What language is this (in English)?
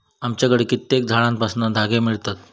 Marathi